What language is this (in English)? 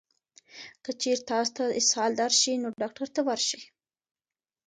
Pashto